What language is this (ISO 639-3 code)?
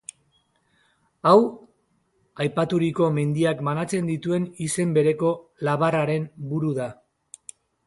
eus